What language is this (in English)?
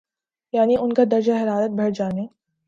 Urdu